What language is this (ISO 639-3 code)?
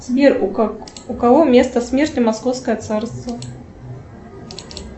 rus